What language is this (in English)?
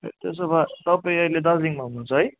Nepali